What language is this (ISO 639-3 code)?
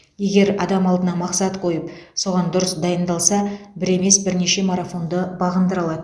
kaz